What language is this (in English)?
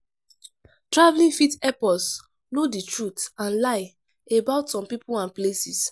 Nigerian Pidgin